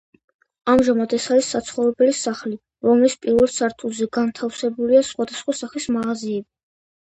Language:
Georgian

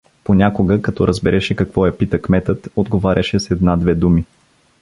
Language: Bulgarian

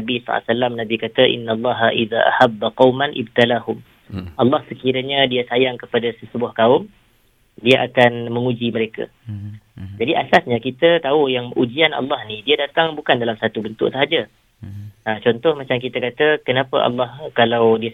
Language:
Malay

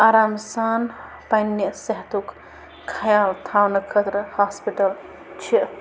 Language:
Kashmiri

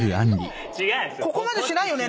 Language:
Japanese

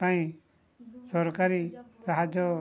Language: Odia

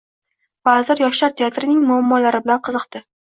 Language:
Uzbek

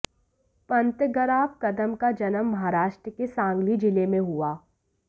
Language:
Hindi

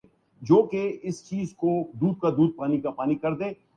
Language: Urdu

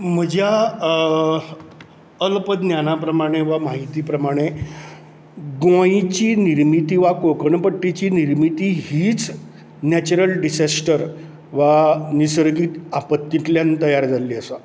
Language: Konkani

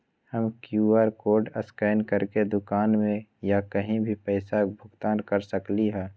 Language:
Magahi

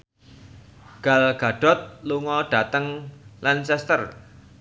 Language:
Javanese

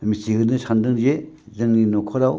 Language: Bodo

